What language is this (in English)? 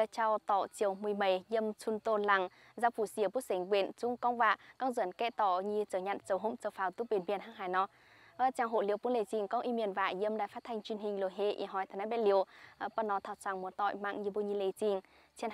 Vietnamese